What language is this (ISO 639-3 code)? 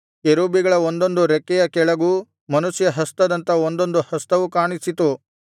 kan